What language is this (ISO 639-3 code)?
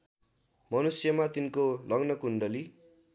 nep